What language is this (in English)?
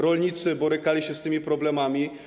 Polish